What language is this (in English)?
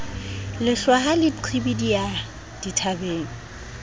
Southern Sotho